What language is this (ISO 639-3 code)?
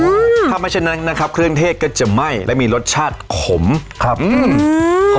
tha